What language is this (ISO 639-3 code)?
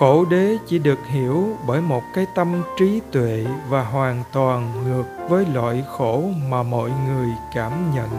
vie